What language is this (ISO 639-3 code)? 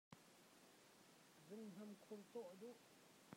cnh